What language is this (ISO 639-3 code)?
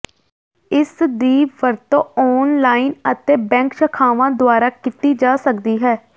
pan